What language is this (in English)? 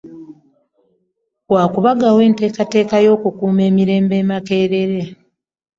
Ganda